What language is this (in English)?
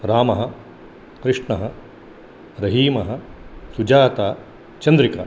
Sanskrit